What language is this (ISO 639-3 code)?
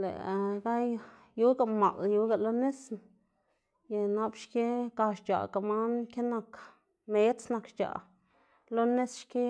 ztg